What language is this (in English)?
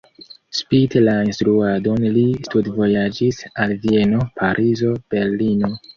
Esperanto